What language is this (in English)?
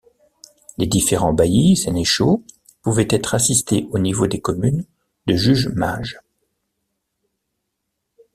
French